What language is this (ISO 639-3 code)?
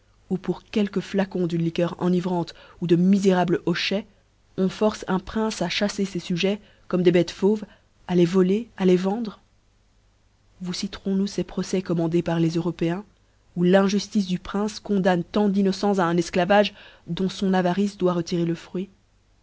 fra